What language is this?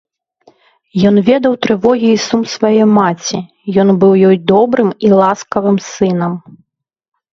Belarusian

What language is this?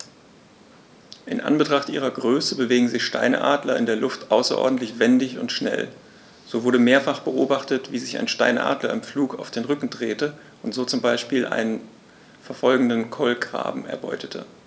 German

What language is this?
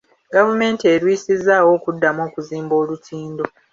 Ganda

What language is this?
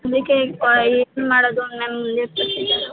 Kannada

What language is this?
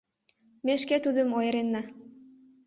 Mari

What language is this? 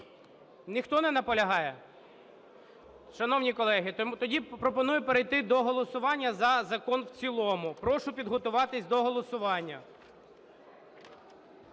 Ukrainian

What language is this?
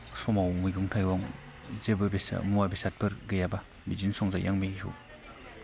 Bodo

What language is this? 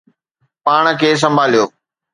Sindhi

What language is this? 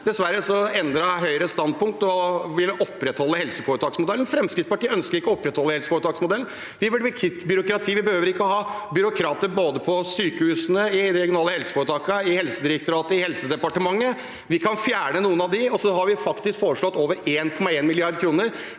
Norwegian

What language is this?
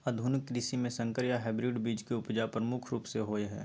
Maithili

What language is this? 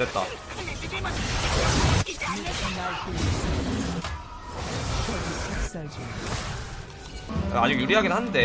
Korean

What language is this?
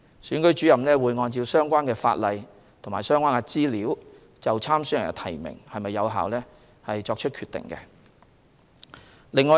Cantonese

